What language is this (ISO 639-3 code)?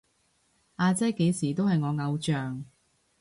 yue